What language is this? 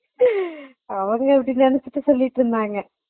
Tamil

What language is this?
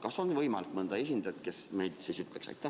Estonian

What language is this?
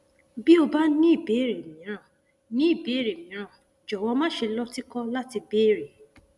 Yoruba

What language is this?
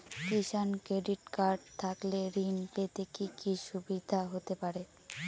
Bangla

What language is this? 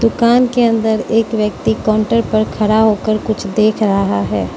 Hindi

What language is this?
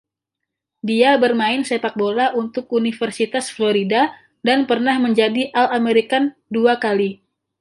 Indonesian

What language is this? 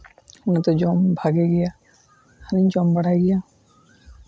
Santali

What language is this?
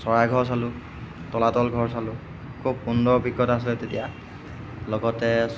Assamese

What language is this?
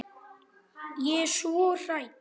Icelandic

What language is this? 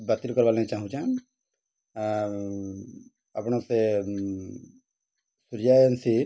Odia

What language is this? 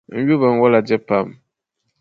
Dagbani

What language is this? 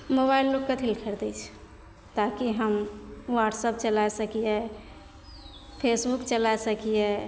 Maithili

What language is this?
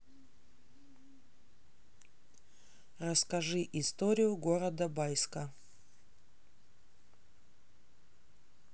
Russian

